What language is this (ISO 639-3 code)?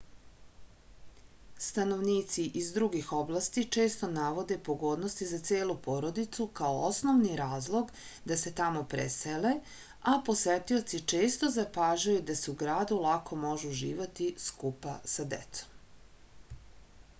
srp